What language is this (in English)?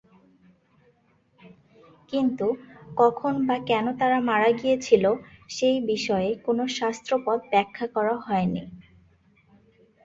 Bangla